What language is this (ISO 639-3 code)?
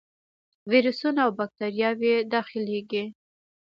pus